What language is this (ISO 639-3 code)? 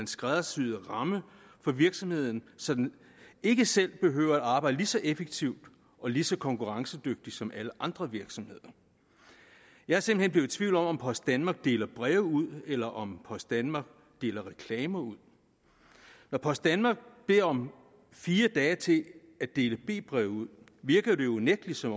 dan